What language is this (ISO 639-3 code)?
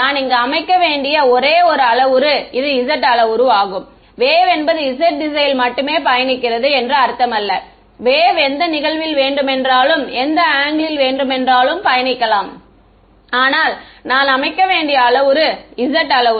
tam